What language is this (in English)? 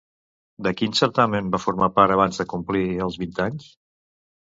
Catalan